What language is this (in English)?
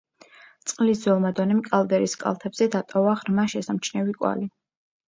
Georgian